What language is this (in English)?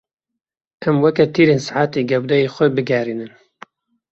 Kurdish